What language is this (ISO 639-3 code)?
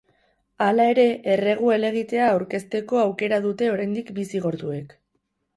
eus